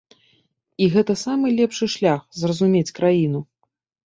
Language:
Belarusian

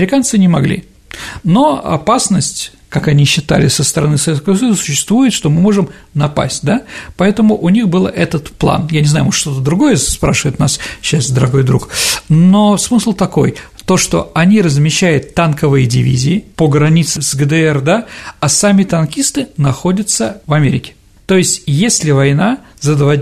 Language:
Russian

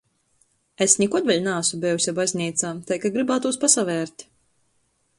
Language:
Latgalian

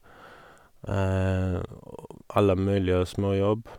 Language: Norwegian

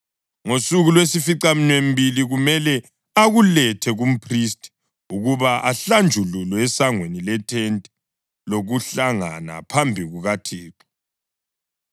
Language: North Ndebele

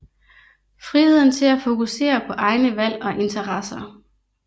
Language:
Danish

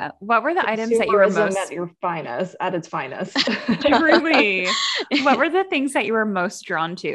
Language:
English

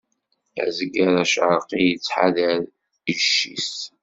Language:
Kabyle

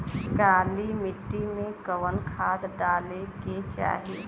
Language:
Bhojpuri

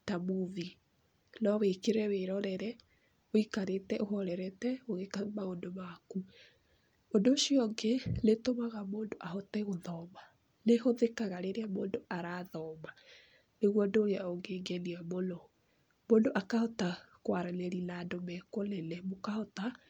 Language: Kikuyu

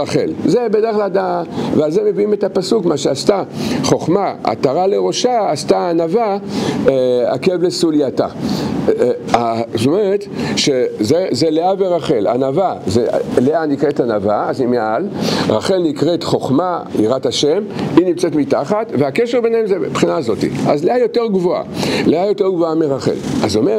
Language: Hebrew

